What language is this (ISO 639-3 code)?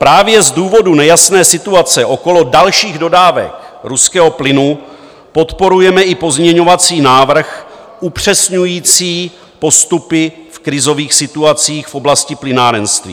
ces